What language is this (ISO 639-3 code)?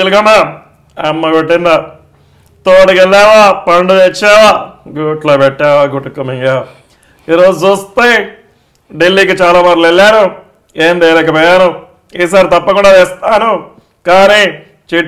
tel